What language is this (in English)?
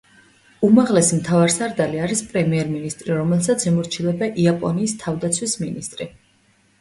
Georgian